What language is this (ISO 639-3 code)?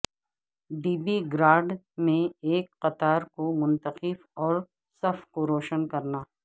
urd